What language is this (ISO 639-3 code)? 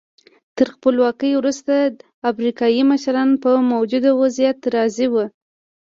pus